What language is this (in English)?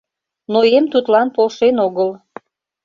Mari